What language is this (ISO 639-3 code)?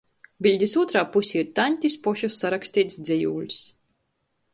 ltg